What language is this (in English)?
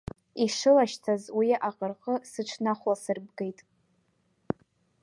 Abkhazian